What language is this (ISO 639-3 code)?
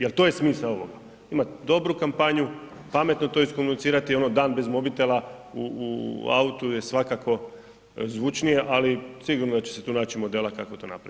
hrv